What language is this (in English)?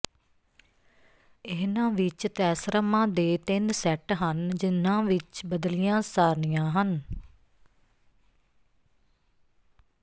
Punjabi